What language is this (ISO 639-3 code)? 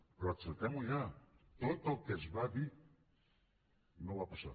cat